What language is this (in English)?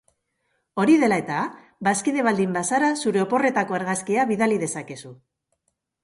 Basque